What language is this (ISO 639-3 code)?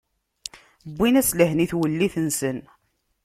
kab